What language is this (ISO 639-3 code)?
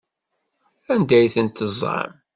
kab